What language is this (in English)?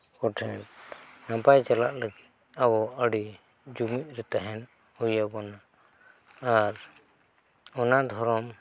Santali